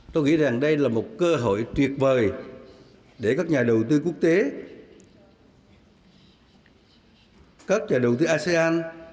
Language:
Vietnamese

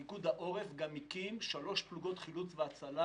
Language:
Hebrew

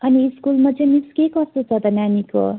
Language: Nepali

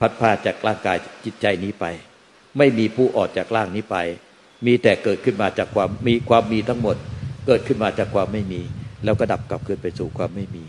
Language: Thai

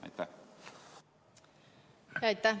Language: Estonian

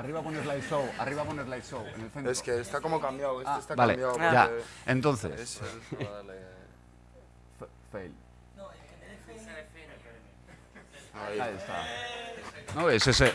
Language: Spanish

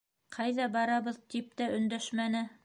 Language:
Bashkir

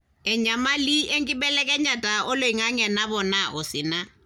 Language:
Masai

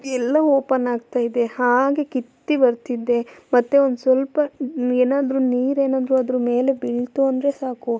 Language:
Kannada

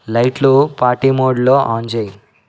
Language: Telugu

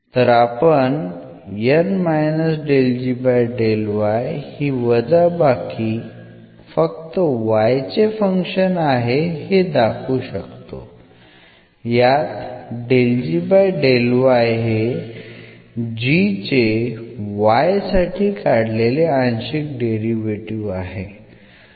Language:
Marathi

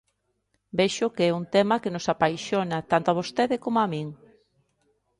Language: Galician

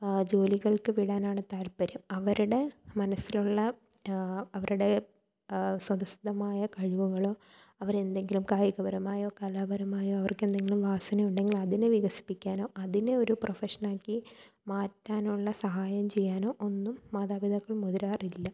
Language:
Malayalam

